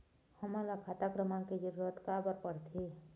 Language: Chhattisgarhi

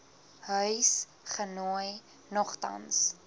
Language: Afrikaans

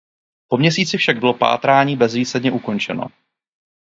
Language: Czech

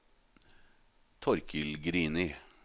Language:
Norwegian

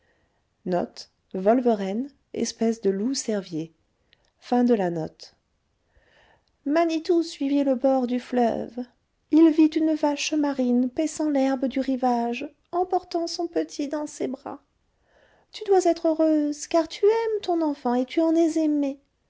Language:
French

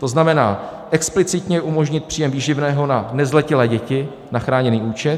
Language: Czech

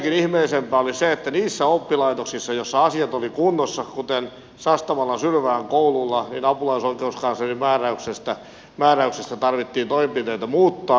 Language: Finnish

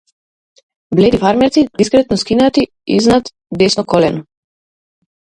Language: Macedonian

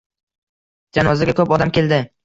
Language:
Uzbek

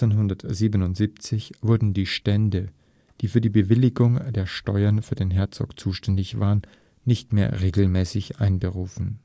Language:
German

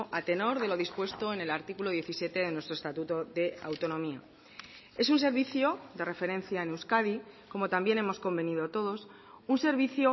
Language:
Spanish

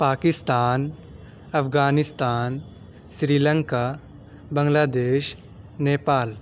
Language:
Urdu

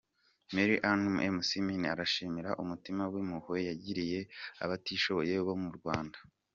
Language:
Kinyarwanda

